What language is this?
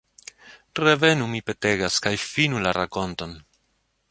Esperanto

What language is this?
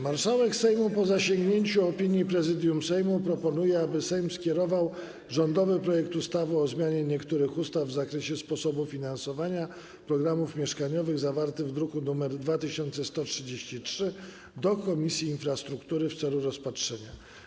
Polish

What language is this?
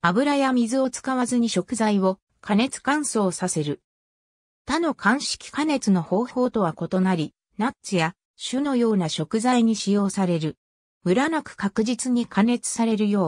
Japanese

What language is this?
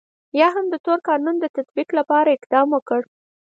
Pashto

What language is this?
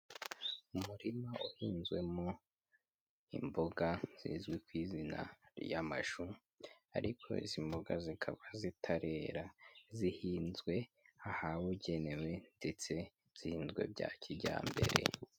Kinyarwanda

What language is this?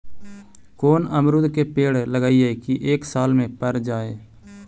Magahi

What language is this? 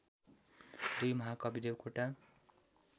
Nepali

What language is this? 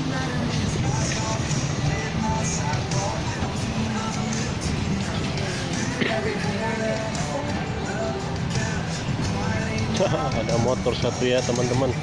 Indonesian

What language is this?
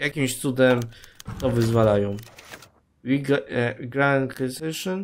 Polish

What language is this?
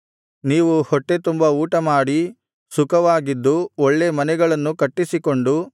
Kannada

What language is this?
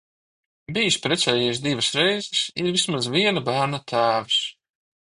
Latvian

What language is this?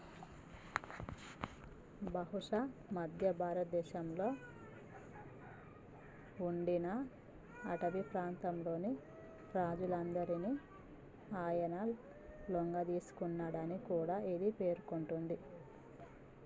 Telugu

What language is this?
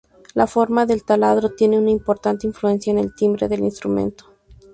Spanish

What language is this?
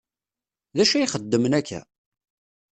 Kabyle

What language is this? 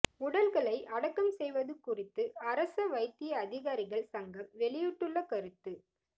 Tamil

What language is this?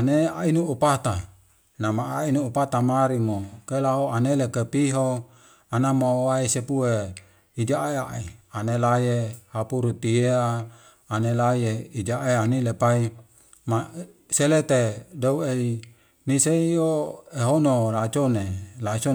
Wemale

